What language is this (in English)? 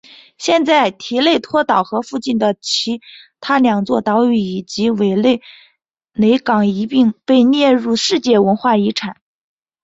Chinese